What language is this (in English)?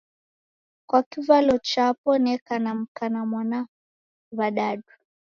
Taita